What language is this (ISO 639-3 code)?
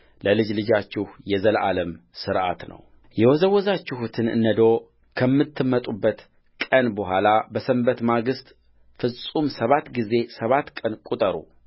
amh